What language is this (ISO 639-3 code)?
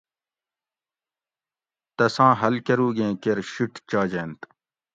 gwc